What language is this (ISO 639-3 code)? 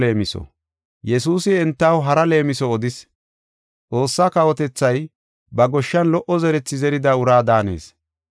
gof